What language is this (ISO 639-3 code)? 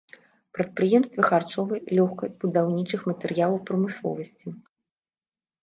bel